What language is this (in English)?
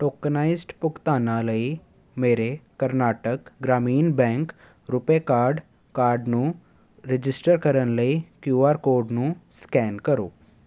Punjabi